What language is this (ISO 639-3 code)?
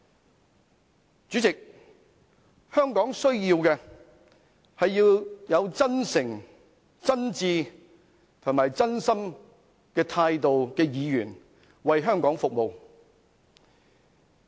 yue